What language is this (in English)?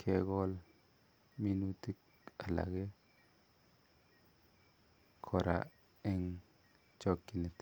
Kalenjin